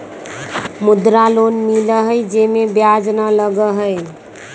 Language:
Magahi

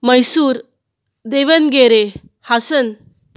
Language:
Konkani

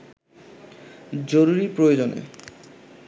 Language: Bangla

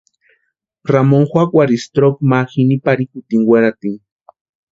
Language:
Western Highland Purepecha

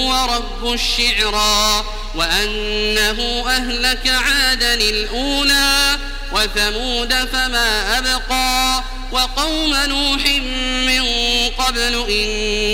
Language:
Arabic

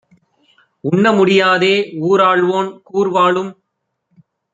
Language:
Tamil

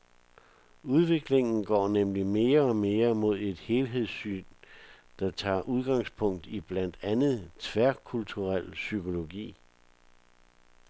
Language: Danish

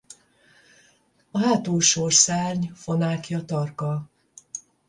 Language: Hungarian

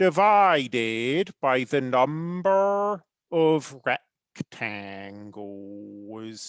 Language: English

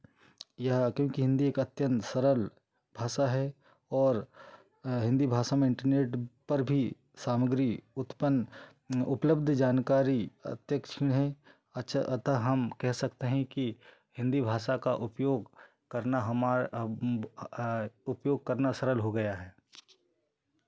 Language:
Hindi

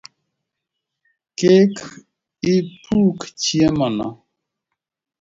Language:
Luo (Kenya and Tanzania)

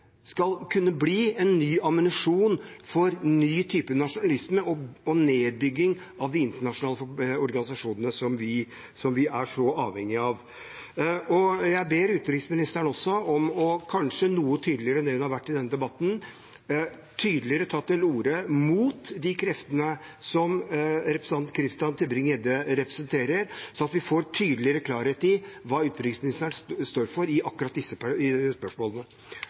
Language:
Norwegian Bokmål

